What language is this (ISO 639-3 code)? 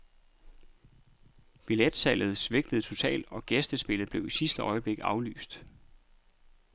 dan